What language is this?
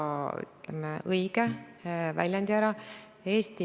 Estonian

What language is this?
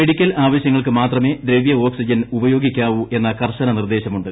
Malayalam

